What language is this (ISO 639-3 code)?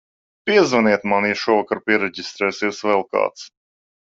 lav